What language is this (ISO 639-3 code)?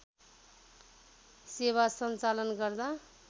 nep